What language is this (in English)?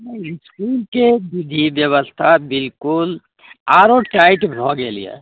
Maithili